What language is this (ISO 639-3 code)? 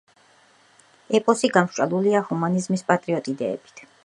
kat